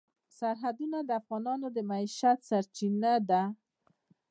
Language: Pashto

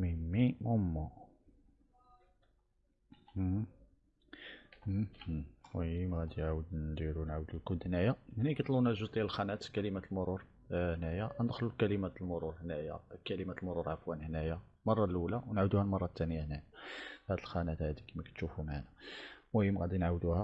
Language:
Arabic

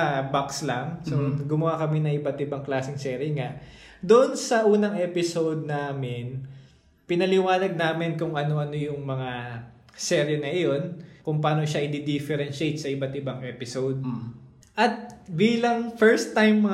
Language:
Filipino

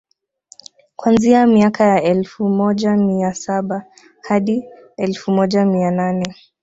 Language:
Swahili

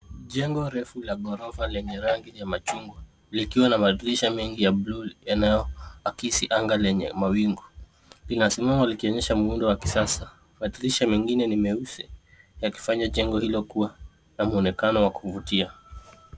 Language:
Swahili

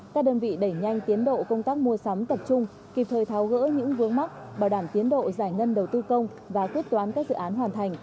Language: Vietnamese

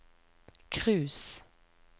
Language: Norwegian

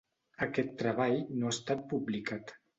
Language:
Catalan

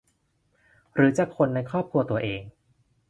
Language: Thai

